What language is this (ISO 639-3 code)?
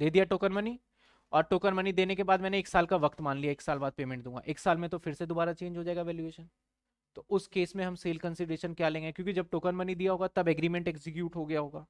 hin